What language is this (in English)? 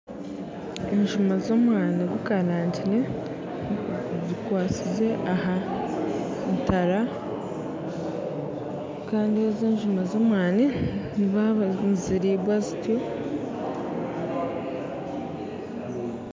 Nyankole